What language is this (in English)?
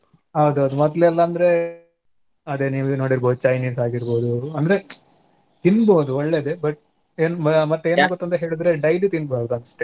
Kannada